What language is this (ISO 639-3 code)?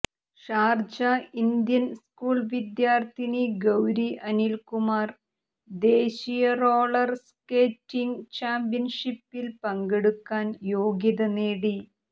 mal